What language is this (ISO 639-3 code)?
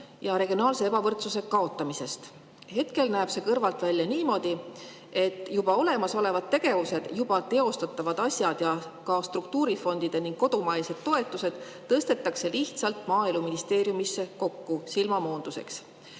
est